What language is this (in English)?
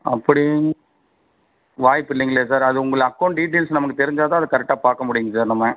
Tamil